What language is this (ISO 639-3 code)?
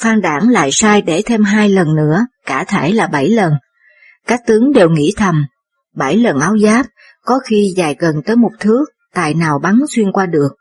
vie